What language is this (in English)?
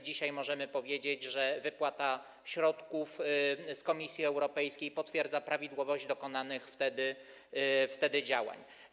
Polish